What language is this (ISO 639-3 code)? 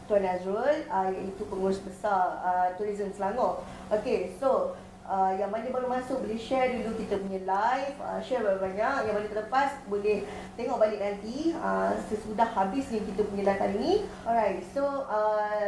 msa